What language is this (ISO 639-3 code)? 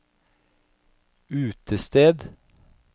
nor